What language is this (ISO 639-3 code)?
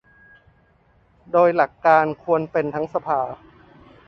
tha